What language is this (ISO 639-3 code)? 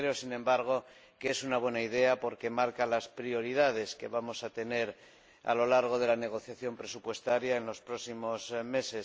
spa